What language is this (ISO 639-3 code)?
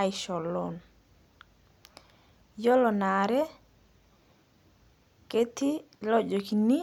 mas